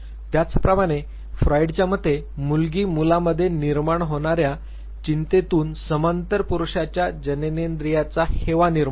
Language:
Marathi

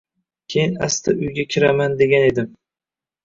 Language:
Uzbek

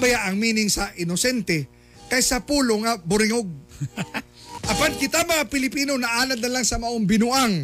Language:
Filipino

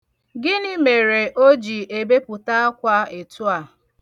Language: Igbo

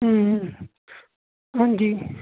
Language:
Punjabi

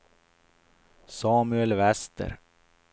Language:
Swedish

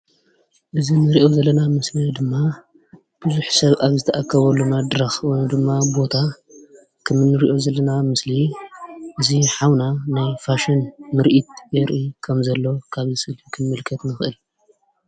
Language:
Tigrinya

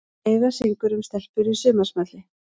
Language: Icelandic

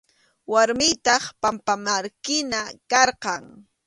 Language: Arequipa-La Unión Quechua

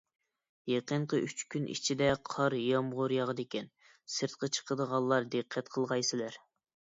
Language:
Uyghur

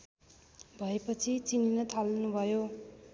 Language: Nepali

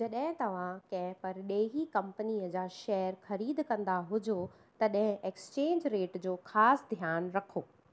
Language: Sindhi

